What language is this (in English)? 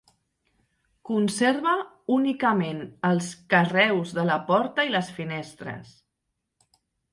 Catalan